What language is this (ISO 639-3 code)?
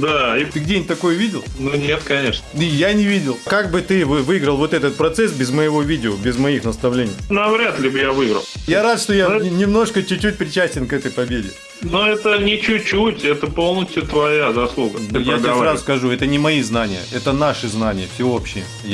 rus